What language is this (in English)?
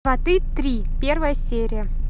Russian